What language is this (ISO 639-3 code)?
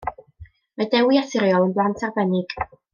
cym